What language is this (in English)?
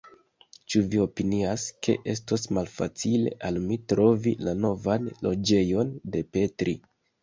Esperanto